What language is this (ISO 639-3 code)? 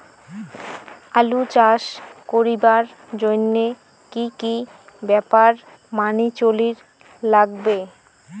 ben